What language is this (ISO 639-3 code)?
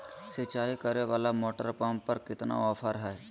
mag